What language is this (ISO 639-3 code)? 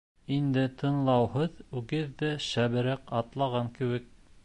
bak